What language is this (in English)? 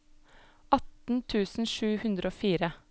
Norwegian